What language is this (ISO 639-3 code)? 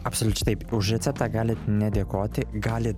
lit